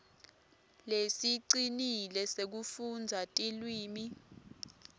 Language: Swati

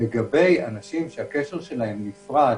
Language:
Hebrew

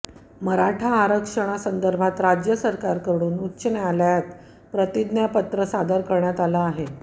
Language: Marathi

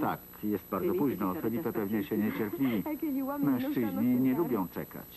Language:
Polish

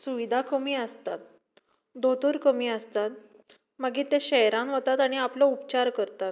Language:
Konkani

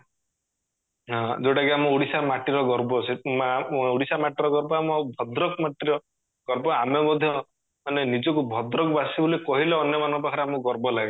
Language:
Odia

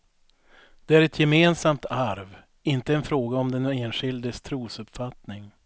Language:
Swedish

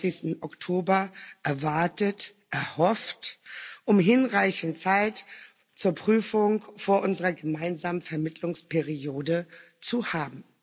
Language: German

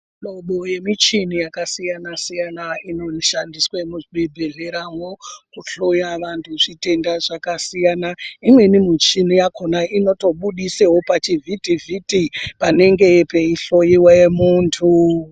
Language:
Ndau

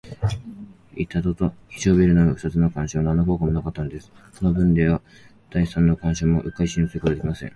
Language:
Japanese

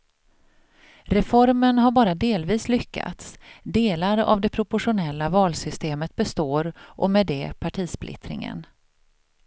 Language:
Swedish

